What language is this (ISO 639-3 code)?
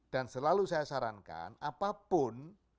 ind